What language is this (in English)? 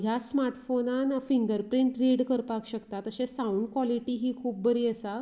Konkani